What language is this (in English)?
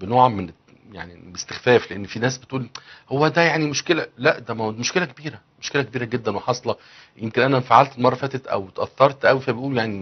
Arabic